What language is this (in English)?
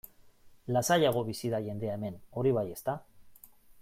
Basque